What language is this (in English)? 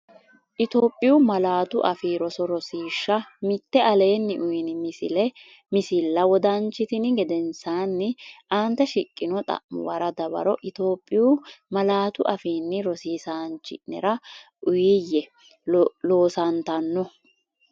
Sidamo